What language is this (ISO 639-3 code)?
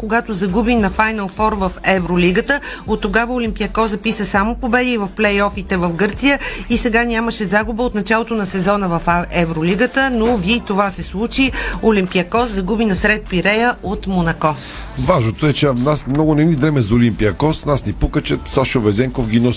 bul